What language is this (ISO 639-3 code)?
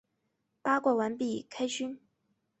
zho